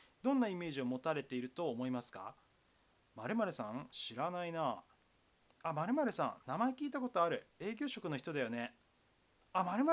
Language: Japanese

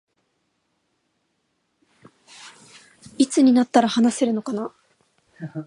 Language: Japanese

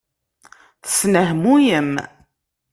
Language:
Kabyle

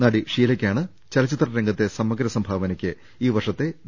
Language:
Malayalam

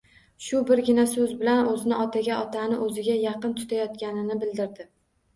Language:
Uzbek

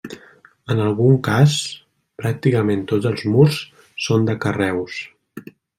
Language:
Catalan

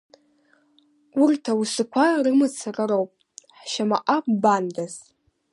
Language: Abkhazian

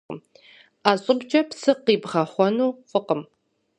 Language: Kabardian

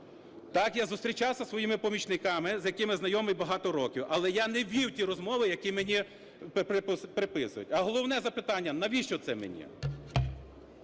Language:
Ukrainian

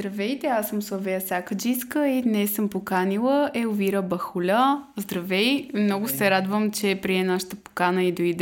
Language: Bulgarian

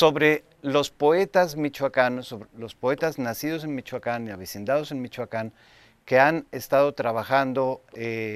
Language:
Spanish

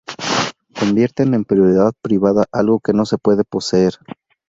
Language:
Spanish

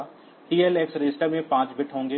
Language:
Hindi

